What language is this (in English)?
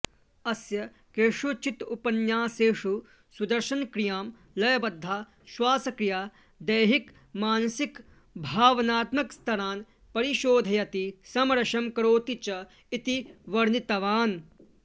Sanskrit